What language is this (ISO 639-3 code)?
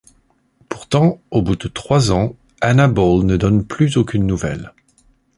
fra